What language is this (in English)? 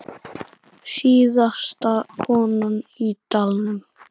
Icelandic